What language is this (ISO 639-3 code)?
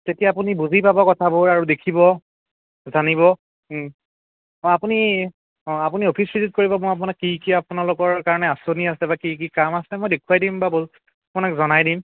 asm